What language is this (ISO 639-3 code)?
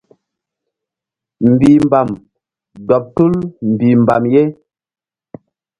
mdd